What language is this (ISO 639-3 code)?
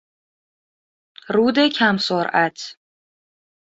fas